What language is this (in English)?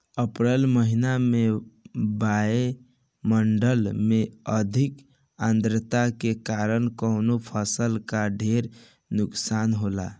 Bhojpuri